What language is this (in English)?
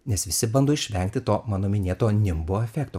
Lithuanian